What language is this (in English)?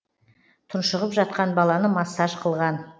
Kazakh